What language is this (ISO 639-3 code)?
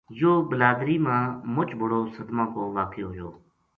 gju